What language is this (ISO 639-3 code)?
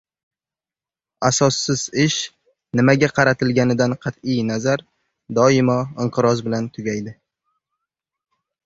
uzb